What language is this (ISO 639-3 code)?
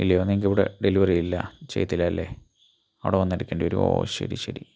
mal